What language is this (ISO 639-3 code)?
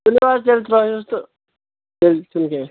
kas